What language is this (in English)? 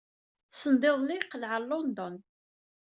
Kabyle